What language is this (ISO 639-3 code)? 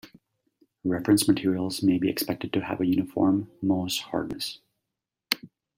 eng